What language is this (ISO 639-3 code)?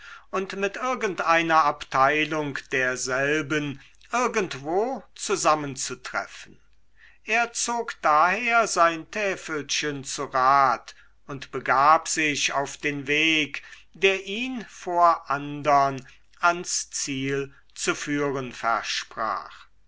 deu